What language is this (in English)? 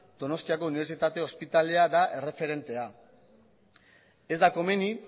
Basque